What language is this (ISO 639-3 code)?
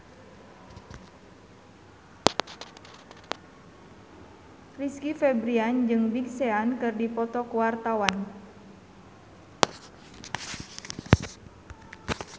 sun